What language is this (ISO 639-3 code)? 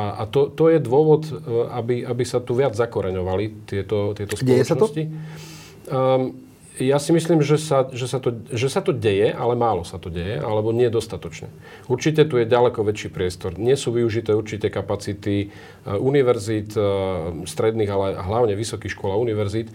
slk